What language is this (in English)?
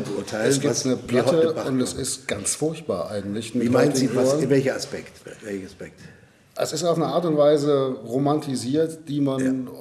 German